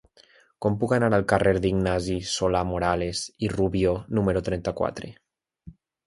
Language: Catalan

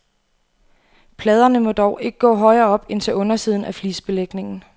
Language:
Danish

